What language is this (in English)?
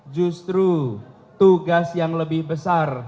Indonesian